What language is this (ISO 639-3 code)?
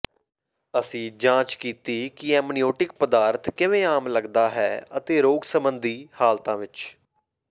pan